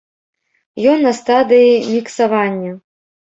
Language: Belarusian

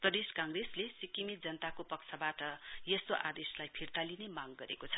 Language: Nepali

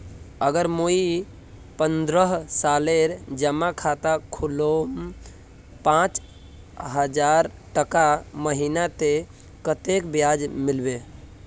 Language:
Magahi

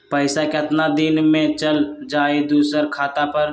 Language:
Magahi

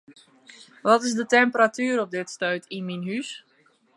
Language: Western Frisian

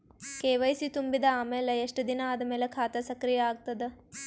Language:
Kannada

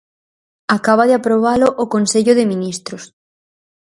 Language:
Galician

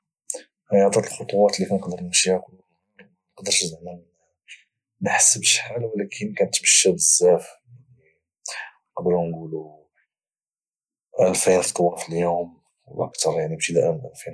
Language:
Moroccan Arabic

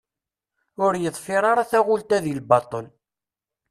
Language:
Kabyle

